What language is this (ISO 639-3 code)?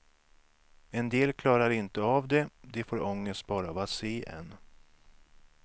swe